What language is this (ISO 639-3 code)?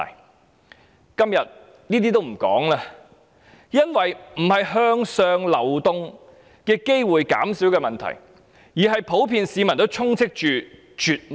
yue